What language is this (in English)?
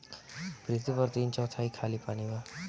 Bhojpuri